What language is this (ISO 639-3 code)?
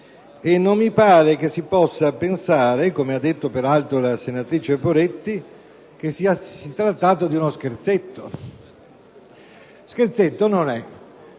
ita